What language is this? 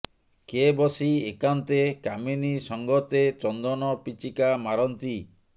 Odia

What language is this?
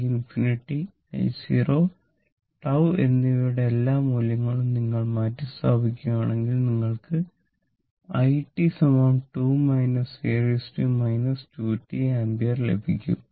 Malayalam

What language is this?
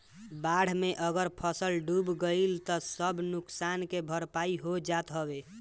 Bhojpuri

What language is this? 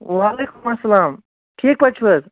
Kashmiri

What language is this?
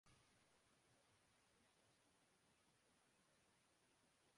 Urdu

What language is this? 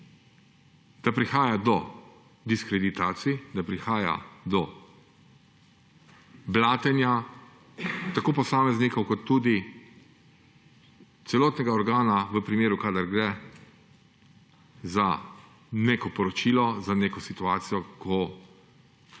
Slovenian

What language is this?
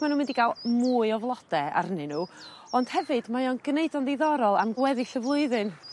Welsh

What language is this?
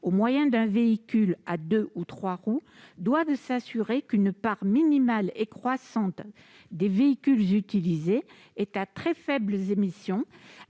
French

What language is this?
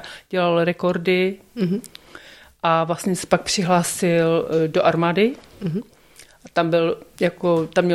Czech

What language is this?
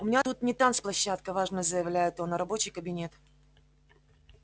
Russian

